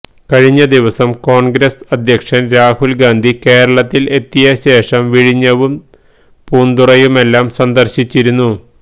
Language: Malayalam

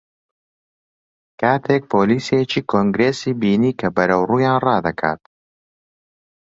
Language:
Central Kurdish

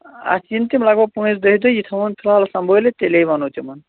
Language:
Kashmiri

